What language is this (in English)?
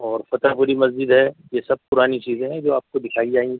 Urdu